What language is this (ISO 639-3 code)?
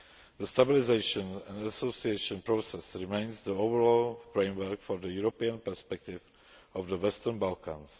eng